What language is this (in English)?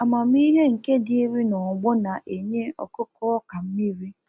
Igbo